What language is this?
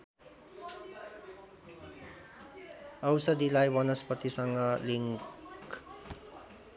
Nepali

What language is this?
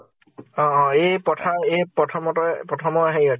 Assamese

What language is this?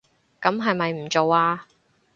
Cantonese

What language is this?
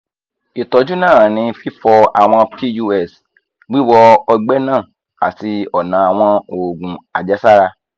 Yoruba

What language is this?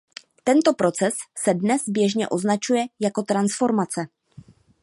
Czech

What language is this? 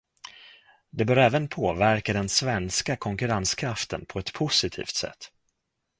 Swedish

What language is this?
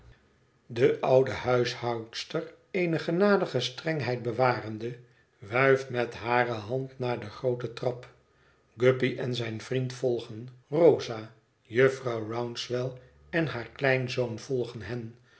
Dutch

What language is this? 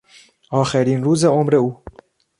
Persian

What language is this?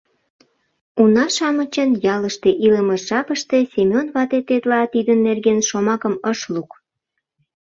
Mari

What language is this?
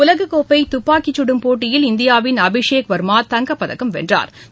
Tamil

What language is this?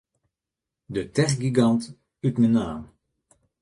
Western Frisian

